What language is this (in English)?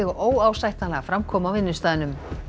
Icelandic